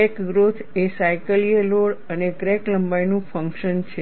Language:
Gujarati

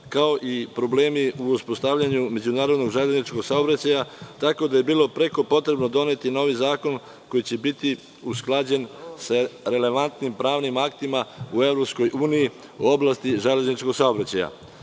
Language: Serbian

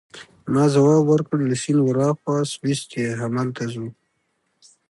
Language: Pashto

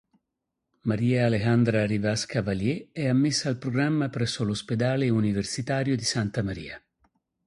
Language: Italian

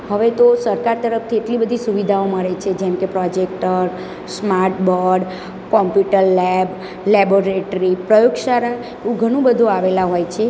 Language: Gujarati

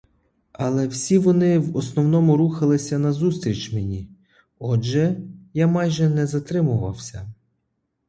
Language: Ukrainian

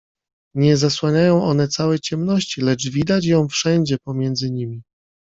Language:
Polish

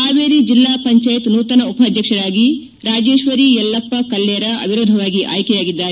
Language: Kannada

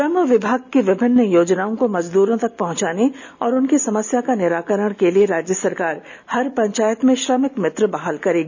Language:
Hindi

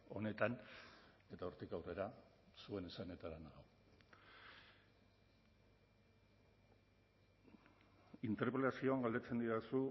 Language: Basque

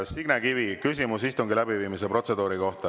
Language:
Estonian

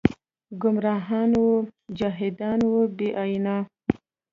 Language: Pashto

